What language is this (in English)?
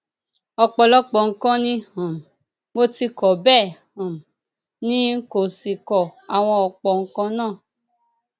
Yoruba